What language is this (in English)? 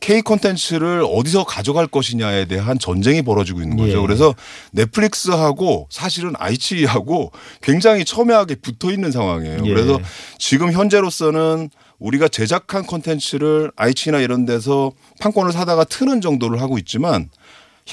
Korean